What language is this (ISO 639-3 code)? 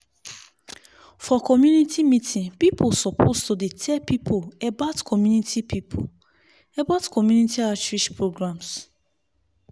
pcm